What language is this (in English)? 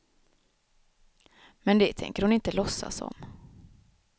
Swedish